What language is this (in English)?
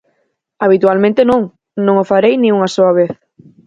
Galician